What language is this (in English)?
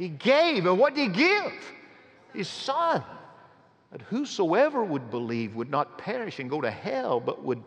English